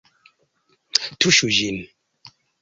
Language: Esperanto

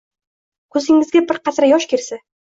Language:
Uzbek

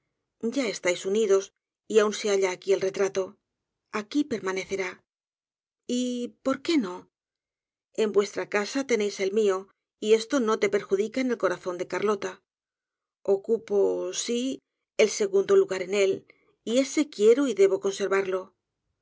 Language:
Spanish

